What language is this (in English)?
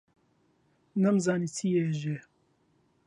Central Kurdish